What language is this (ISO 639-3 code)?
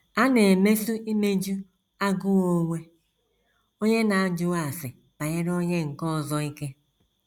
ibo